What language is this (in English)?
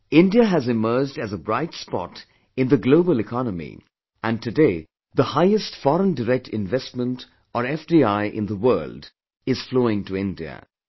English